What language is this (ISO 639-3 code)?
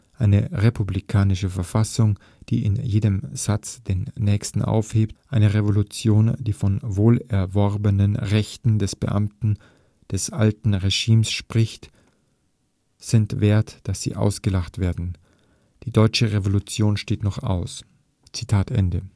deu